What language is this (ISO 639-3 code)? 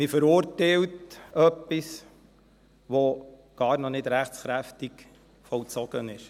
gsw